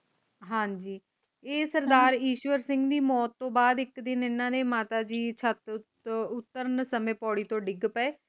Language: Punjabi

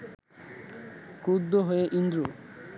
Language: Bangla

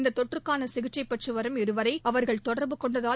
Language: Tamil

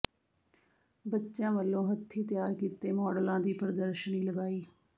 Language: Punjabi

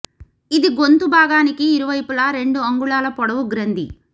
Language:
Telugu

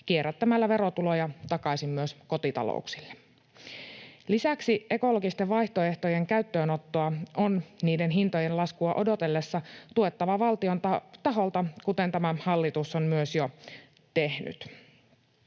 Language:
Finnish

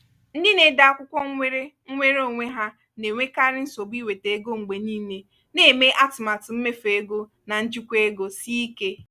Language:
Igbo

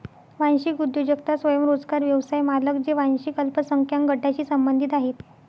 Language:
Marathi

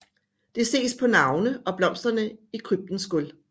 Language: Danish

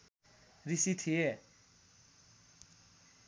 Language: Nepali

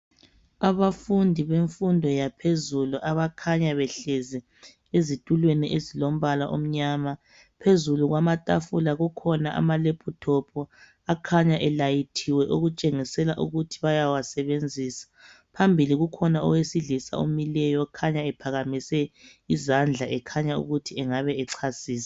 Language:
North Ndebele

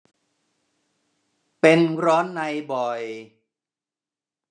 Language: Thai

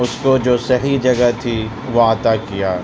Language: Urdu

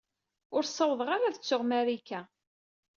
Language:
Kabyle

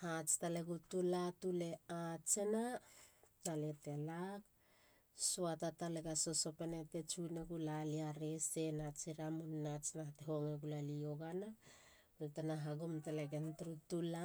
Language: Halia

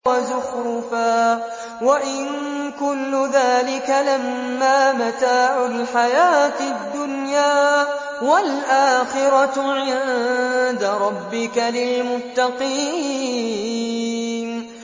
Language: Arabic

